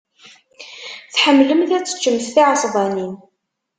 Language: Kabyle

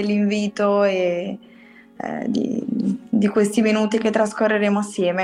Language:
Italian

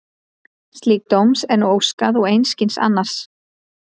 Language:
Icelandic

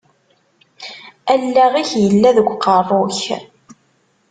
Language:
Kabyle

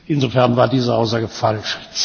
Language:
German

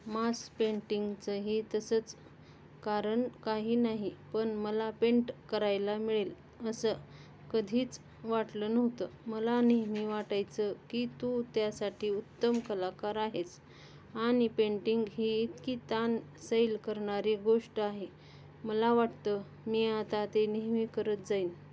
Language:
Marathi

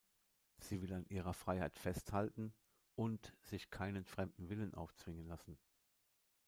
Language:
German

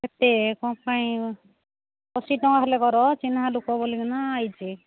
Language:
Odia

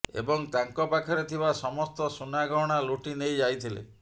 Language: Odia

